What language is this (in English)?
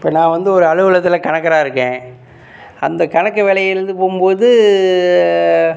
Tamil